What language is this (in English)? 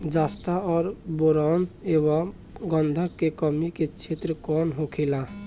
Bhojpuri